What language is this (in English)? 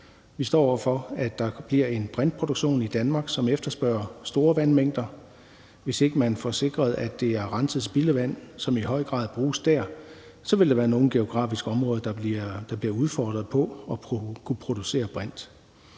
Danish